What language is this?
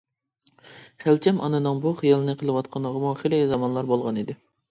Uyghur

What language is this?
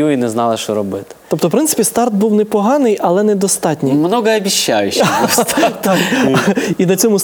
Ukrainian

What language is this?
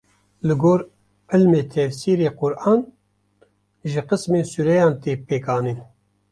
Kurdish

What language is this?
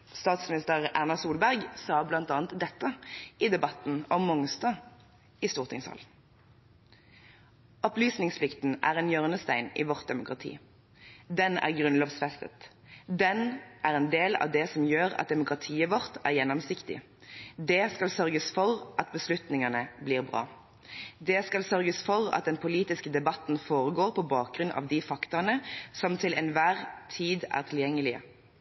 Norwegian Bokmål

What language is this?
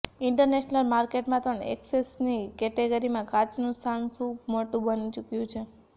Gujarati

